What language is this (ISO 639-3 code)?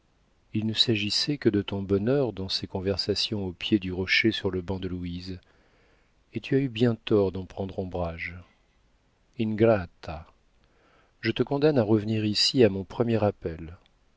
fra